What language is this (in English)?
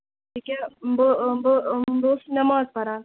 Kashmiri